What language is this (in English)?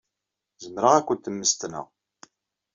Kabyle